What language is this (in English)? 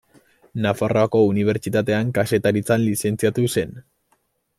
Basque